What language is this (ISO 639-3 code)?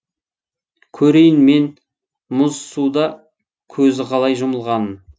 kaz